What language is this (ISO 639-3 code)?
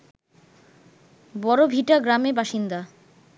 ben